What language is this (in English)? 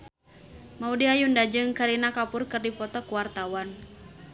Sundanese